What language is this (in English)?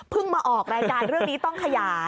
Thai